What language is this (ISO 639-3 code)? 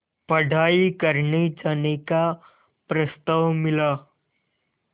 hin